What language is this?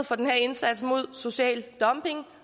Danish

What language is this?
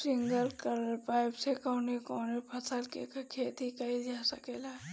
Bhojpuri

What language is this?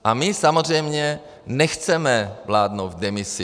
Czech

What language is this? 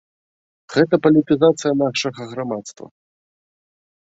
Belarusian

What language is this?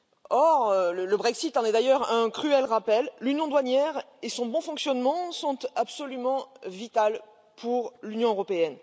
French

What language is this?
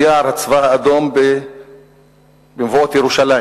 Hebrew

